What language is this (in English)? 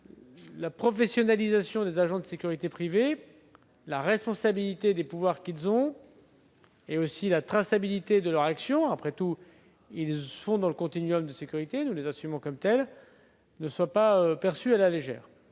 French